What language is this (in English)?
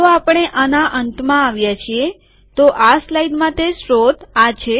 Gujarati